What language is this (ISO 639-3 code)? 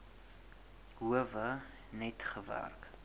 afr